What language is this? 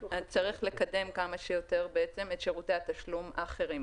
Hebrew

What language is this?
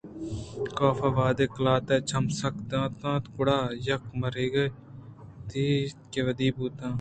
Eastern Balochi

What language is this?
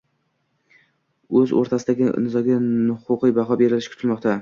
Uzbek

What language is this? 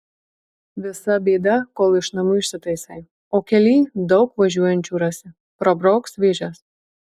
Lithuanian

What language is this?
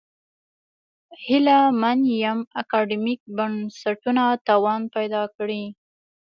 Pashto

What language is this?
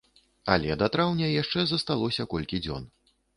Belarusian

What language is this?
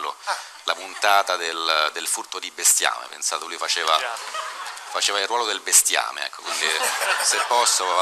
Italian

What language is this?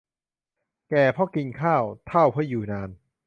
Thai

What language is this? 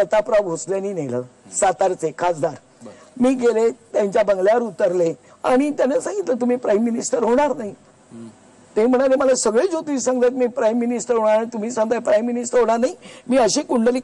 Marathi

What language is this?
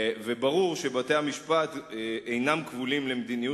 Hebrew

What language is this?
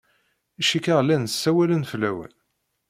Kabyle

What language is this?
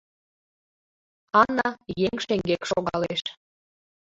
Mari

